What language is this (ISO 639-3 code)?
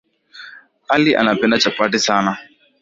swa